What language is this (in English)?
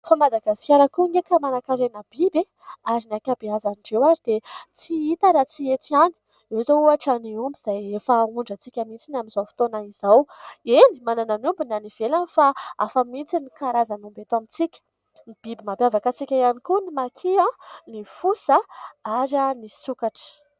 Malagasy